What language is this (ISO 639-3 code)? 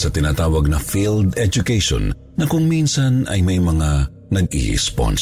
fil